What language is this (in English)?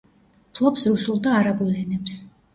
Georgian